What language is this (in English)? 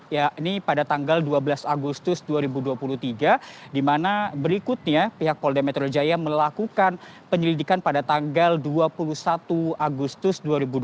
Indonesian